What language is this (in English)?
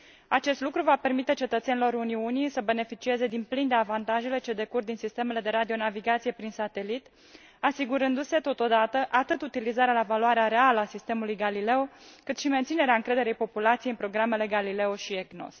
Romanian